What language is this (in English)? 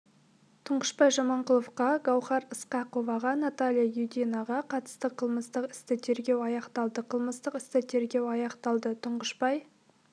Kazakh